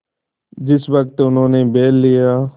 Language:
Hindi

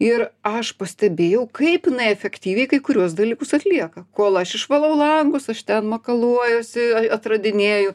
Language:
Lithuanian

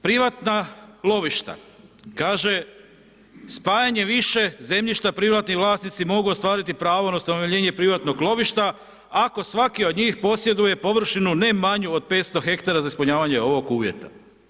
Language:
Croatian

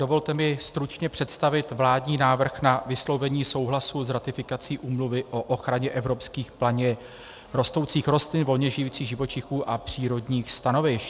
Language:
Czech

